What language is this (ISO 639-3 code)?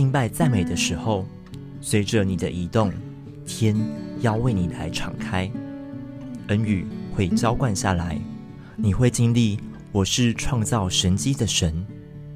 zho